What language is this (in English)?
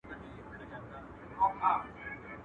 Pashto